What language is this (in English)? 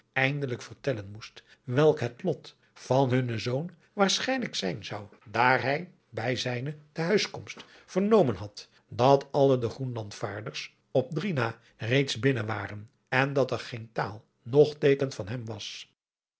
Dutch